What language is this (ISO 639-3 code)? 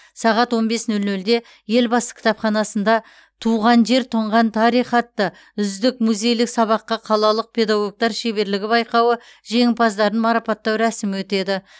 kaz